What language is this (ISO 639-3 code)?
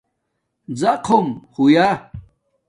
dmk